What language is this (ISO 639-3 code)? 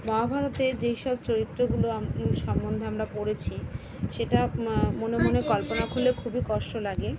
ben